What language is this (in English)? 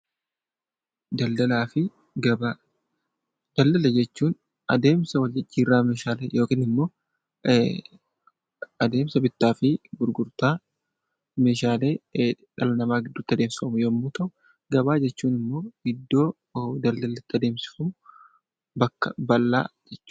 Oromo